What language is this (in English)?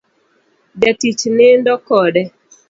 Luo (Kenya and Tanzania)